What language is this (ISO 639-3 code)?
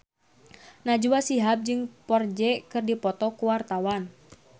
sun